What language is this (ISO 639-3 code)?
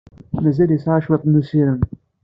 kab